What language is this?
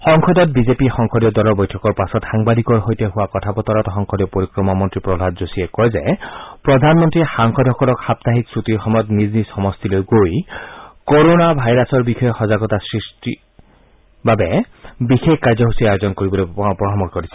Assamese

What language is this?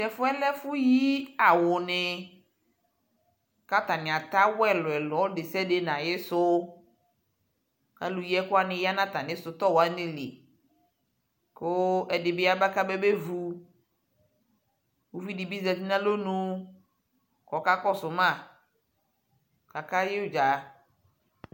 Ikposo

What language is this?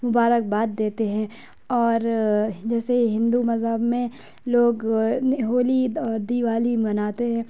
Urdu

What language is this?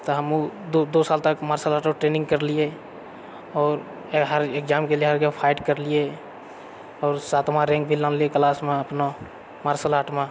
Maithili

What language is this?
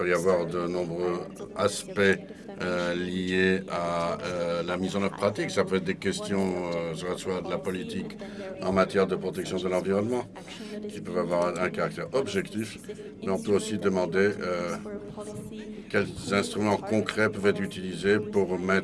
French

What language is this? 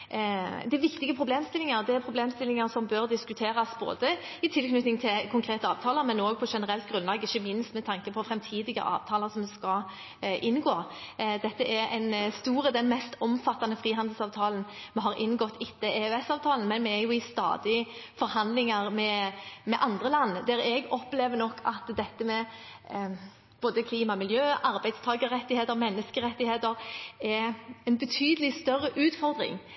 Norwegian Bokmål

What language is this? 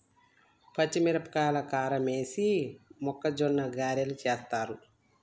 Telugu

